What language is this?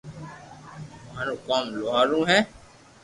Loarki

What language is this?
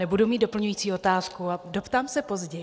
Czech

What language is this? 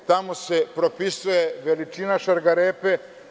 Serbian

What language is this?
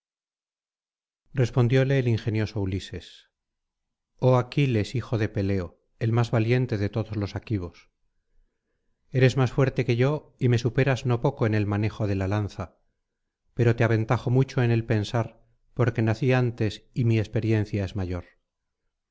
Spanish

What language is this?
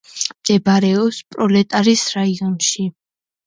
Georgian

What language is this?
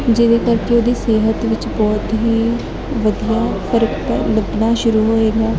Punjabi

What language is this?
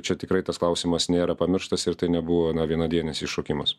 Lithuanian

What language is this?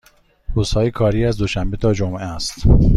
Persian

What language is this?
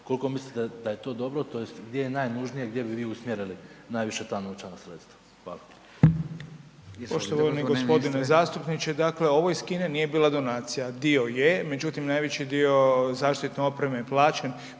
Croatian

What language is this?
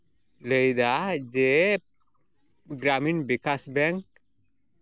Santali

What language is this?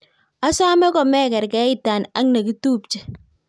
Kalenjin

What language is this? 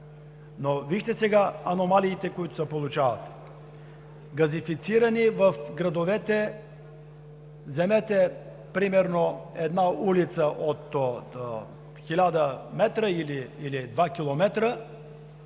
Bulgarian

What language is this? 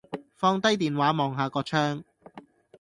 Cantonese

